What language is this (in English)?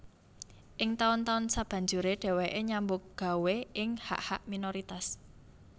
Javanese